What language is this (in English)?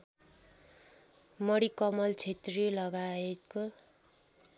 Nepali